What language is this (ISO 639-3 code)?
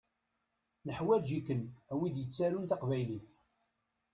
kab